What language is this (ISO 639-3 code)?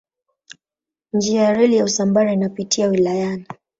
swa